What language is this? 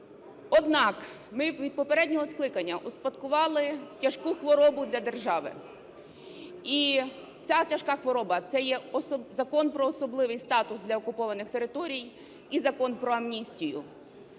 Ukrainian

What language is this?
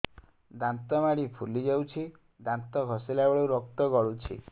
Odia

